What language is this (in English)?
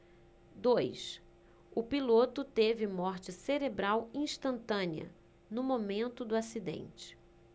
Portuguese